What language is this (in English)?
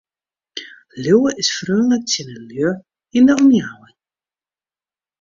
Western Frisian